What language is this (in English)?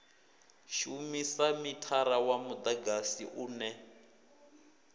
Venda